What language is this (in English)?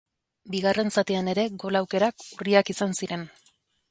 Basque